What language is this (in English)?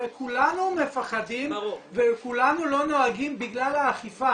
Hebrew